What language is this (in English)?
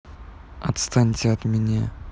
Russian